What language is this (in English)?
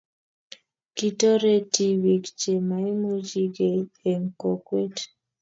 Kalenjin